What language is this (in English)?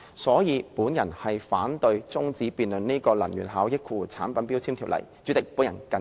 Cantonese